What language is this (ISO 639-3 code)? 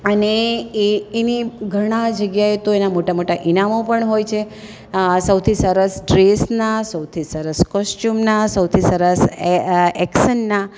guj